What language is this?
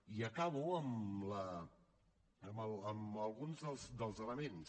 Catalan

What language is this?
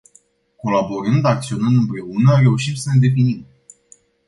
Romanian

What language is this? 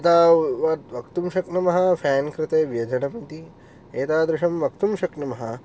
Sanskrit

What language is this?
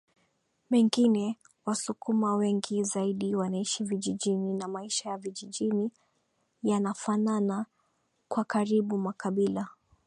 Swahili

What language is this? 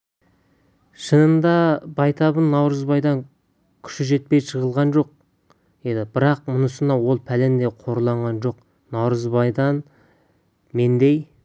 Kazakh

